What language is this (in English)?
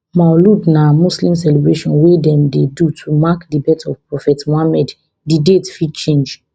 Nigerian Pidgin